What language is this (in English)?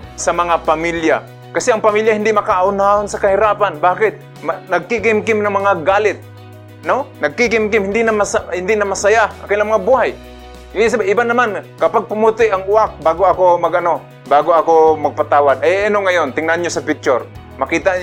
Filipino